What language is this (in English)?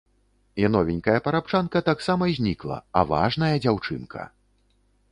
Belarusian